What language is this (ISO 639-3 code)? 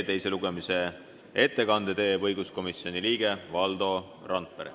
est